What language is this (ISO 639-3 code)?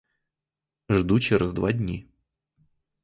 ukr